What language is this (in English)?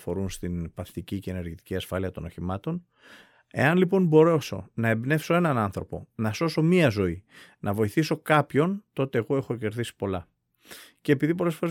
Greek